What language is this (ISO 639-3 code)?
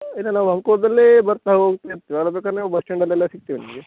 kan